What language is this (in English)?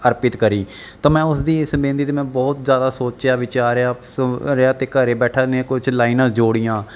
Punjabi